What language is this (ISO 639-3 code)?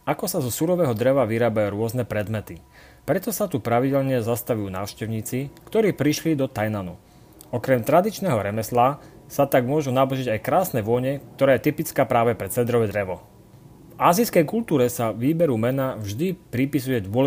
slk